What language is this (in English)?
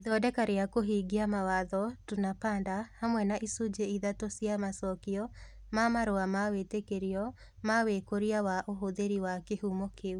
Kikuyu